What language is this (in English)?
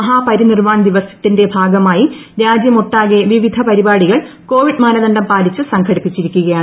Malayalam